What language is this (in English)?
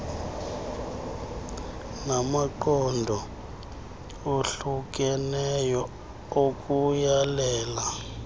Xhosa